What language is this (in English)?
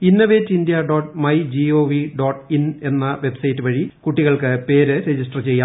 Malayalam